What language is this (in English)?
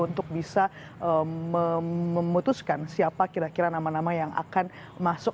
Indonesian